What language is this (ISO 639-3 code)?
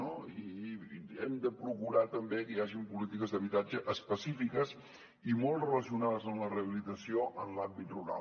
cat